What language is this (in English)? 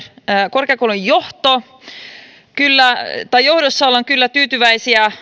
Finnish